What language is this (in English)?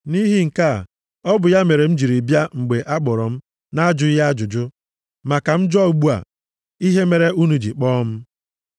Igbo